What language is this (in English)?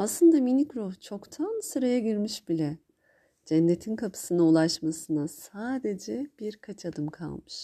Turkish